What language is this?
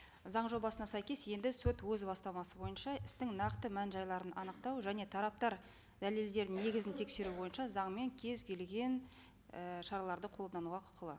Kazakh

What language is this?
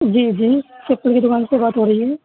Urdu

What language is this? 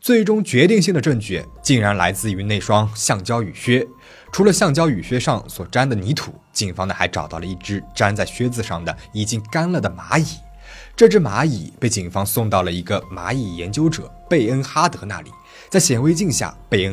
Chinese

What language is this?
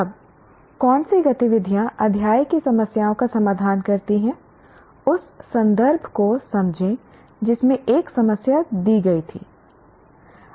Hindi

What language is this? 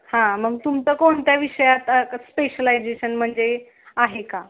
Marathi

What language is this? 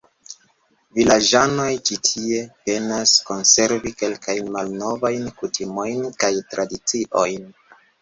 Esperanto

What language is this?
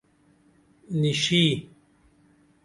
Dameli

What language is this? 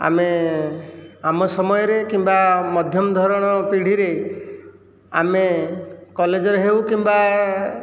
Odia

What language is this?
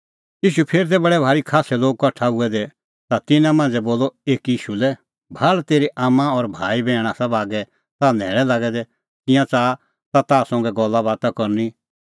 Kullu Pahari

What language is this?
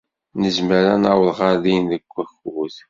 Kabyle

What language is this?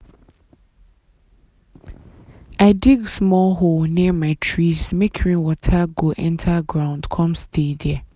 Nigerian Pidgin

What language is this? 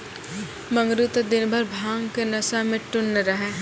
Maithili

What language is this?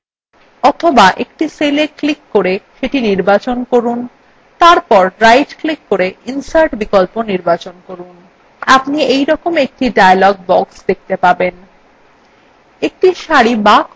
Bangla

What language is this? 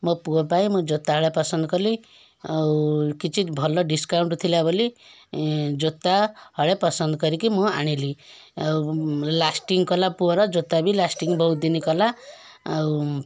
Odia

